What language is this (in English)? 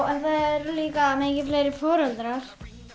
Icelandic